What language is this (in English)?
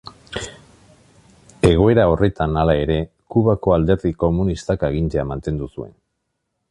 Basque